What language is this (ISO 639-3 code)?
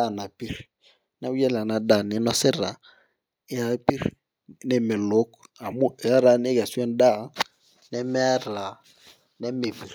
mas